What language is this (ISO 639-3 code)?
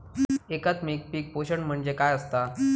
mar